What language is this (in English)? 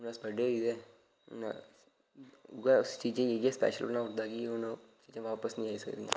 Dogri